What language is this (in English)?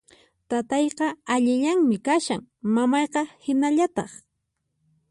Puno Quechua